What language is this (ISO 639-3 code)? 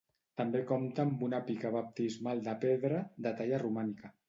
cat